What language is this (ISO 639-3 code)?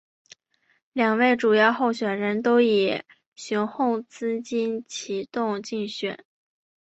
zho